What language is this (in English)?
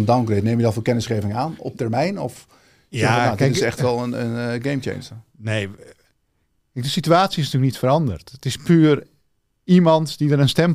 Dutch